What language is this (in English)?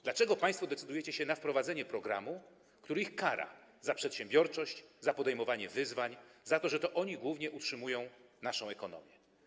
Polish